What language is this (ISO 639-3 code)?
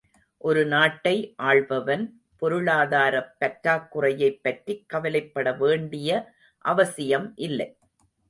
tam